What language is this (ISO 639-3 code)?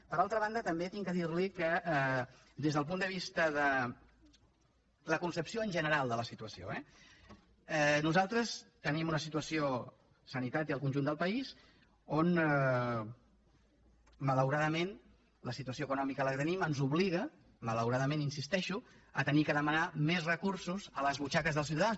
cat